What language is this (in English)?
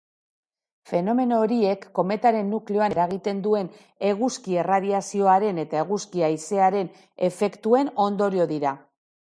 Basque